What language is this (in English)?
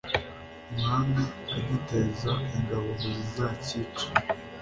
Kinyarwanda